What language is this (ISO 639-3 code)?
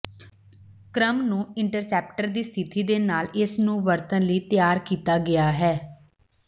pan